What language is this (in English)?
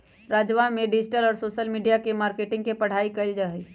Magahi